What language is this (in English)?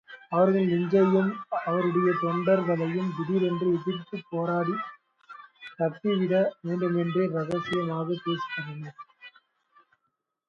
Tamil